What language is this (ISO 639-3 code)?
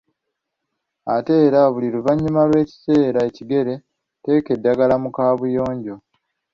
lug